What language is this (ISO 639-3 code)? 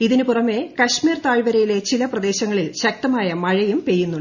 mal